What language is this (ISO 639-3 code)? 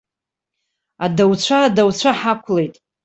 abk